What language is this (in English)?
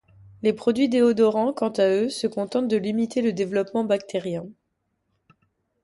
French